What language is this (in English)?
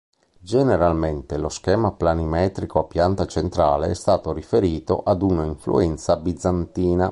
Italian